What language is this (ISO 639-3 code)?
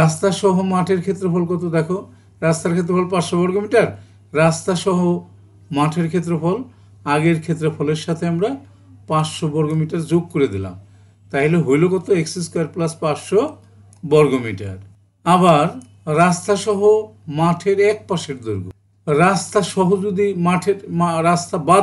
tur